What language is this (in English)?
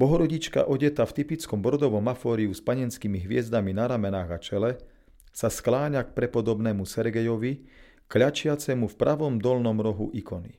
Slovak